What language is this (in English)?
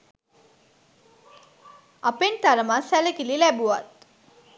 Sinhala